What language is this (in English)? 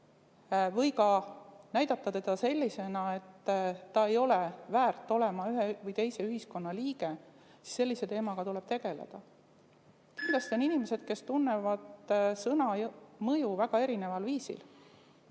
Estonian